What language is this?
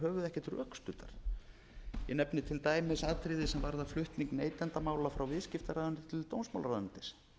Icelandic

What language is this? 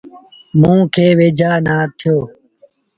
Sindhi Bhil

